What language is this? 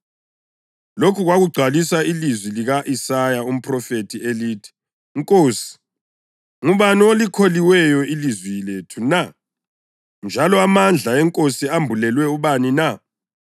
North Ndebele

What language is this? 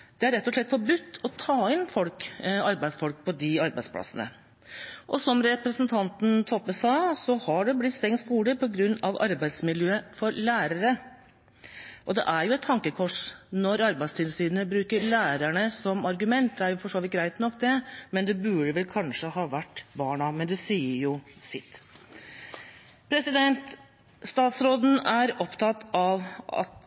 Norwegian Bokmål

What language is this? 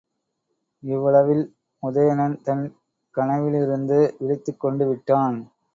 Tamil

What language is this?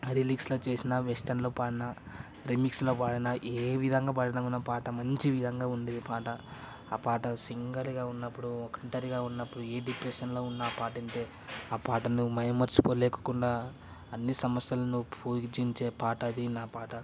Telugu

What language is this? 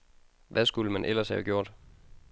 Danish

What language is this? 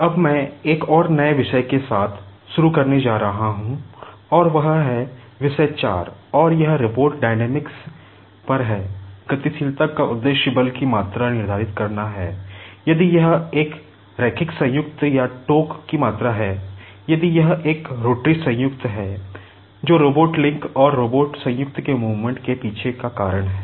Hindi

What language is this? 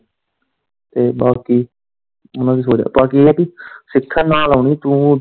Punjabi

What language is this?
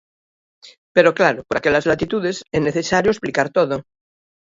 Galician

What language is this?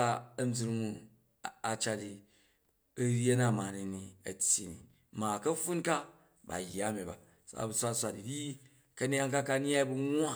Jju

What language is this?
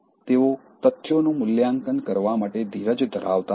Gujarati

